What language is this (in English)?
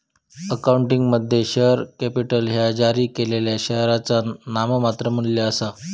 Marathi